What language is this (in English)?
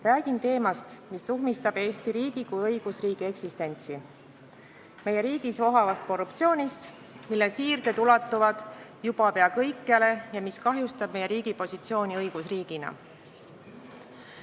Estonian